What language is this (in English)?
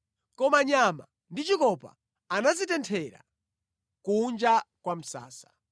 Nyanja